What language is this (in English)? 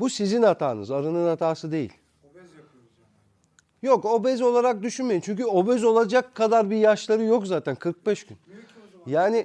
Turkish